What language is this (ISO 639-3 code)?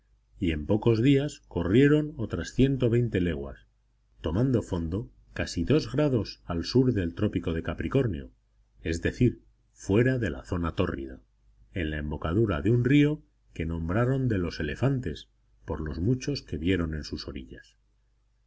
spa